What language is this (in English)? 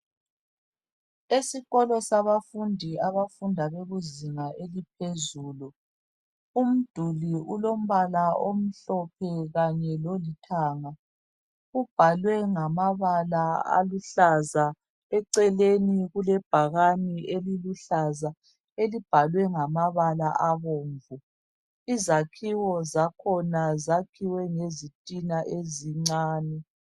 North Ndebele